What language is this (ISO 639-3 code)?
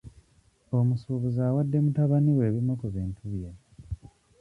lug